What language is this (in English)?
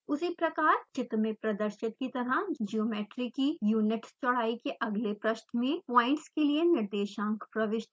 Hindi